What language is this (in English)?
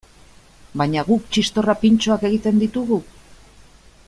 Basque